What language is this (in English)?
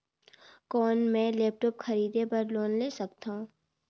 Chhattisgarhi